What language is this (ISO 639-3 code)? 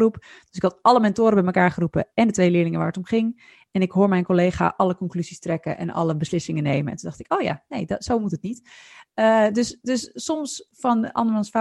nld